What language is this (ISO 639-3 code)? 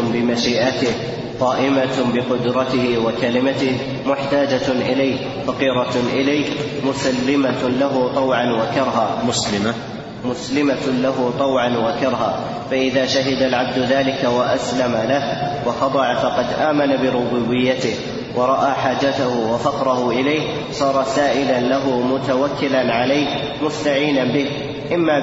ara